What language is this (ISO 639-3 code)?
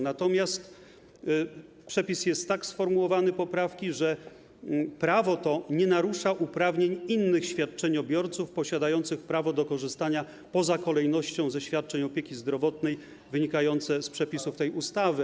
pol